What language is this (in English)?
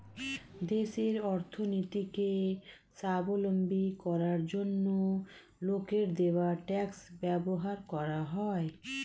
Bangla